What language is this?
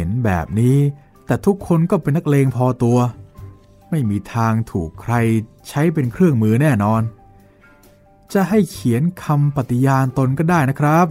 Thai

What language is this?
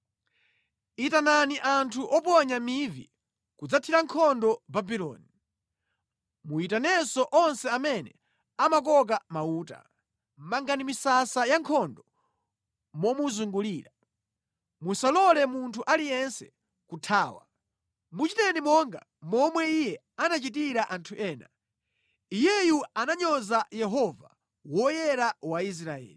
Nyanja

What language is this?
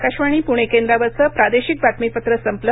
Marathi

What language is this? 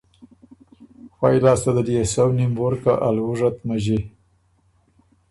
Ormuri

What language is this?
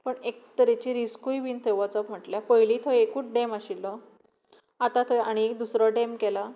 Konkani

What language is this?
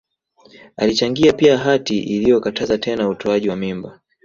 Swahili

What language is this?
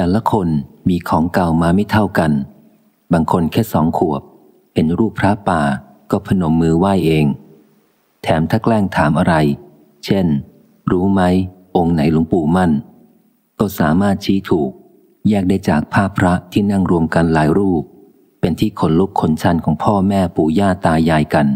Thai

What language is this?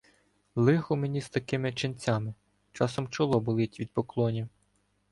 Ukrainian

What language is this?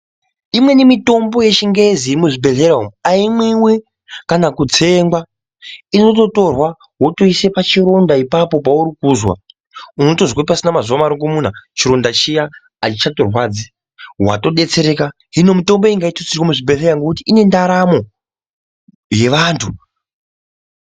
Ndau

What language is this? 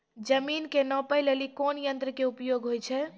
Maithili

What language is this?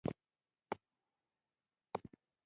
Pashto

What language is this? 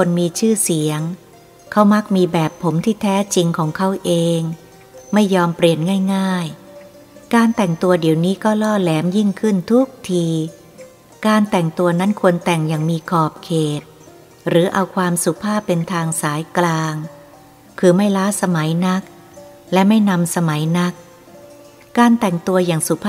Thai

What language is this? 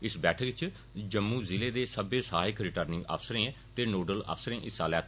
Dogri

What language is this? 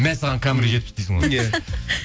Kazakh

